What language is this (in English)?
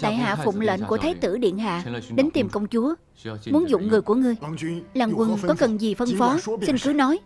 Vietnamese